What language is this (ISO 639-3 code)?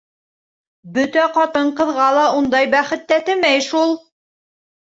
bak